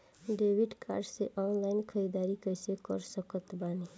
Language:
Bhojpuri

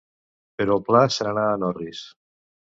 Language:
Catalan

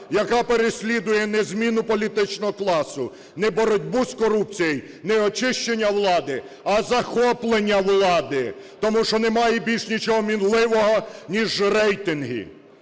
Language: Ukrainian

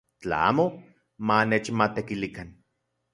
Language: Central Puebla Nahuatl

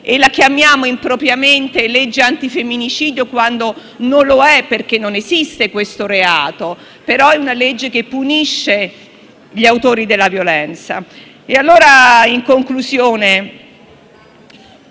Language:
Italian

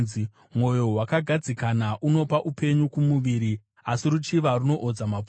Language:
Shona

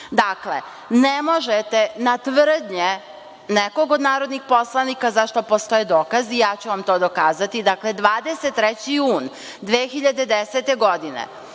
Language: Serbian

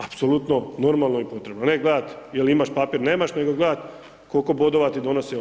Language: Croatian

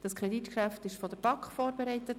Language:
Swiss German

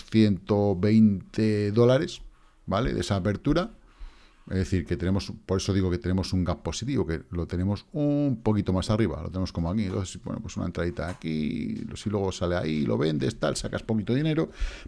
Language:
Spanish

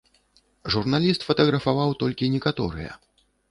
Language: Belarusian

